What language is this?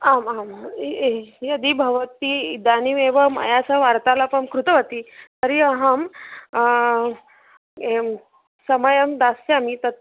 Sanskrit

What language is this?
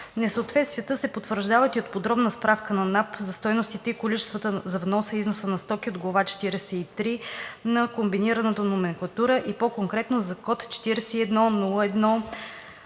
Bulgarian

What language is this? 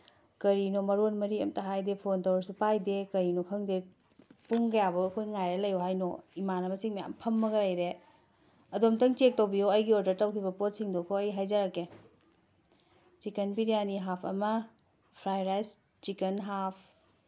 Manipuri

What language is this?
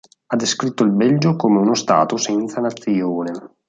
Italian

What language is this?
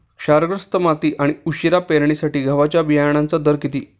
Marathi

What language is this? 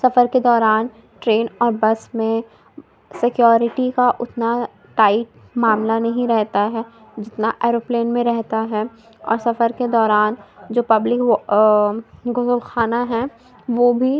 Urdu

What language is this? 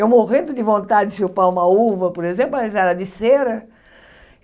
Portuguese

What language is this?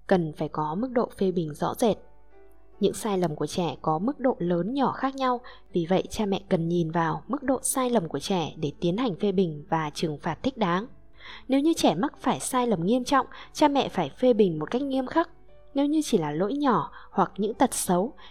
Vietnamese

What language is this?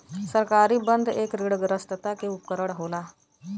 Bhojpuri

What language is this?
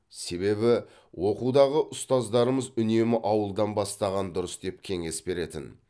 Kazakh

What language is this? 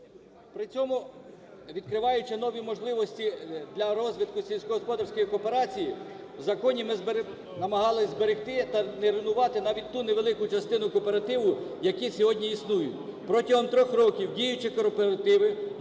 Ukrainian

